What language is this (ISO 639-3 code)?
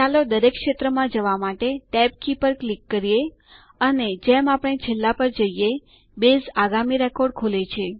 guj